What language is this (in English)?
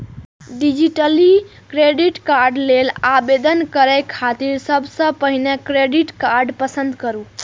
Maithili